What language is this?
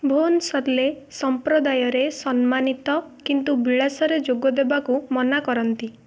Odia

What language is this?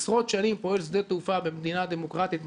Hebrew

